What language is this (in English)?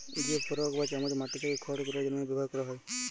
Bangla